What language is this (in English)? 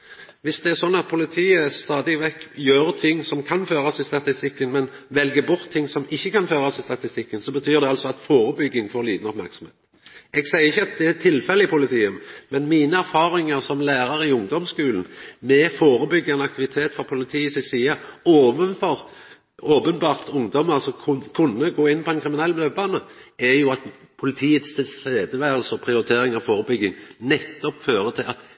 Norwegian Nynorsk